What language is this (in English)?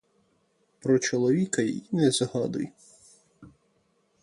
Ukrainian